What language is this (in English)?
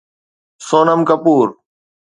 Sindhi